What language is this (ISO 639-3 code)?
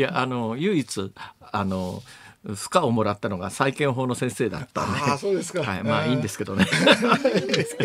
jpn